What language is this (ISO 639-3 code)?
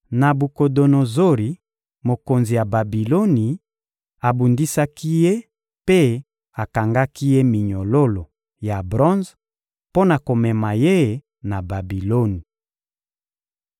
lin